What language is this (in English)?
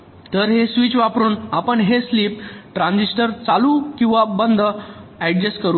Marathi